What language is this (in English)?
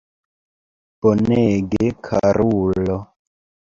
Esperanto